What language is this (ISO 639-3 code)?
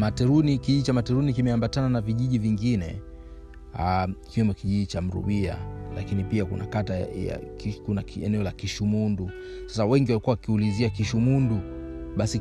swa